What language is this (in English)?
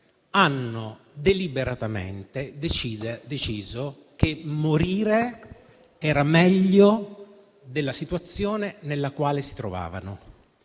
Italian